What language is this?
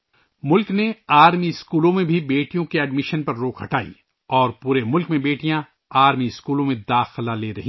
Urdu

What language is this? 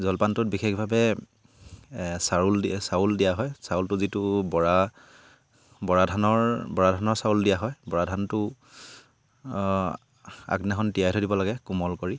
Assamese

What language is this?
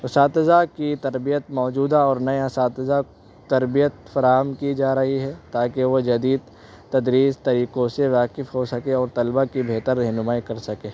Urdu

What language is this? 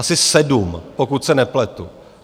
Czech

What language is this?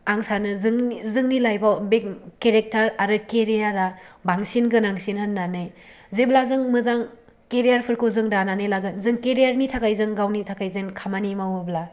Bodo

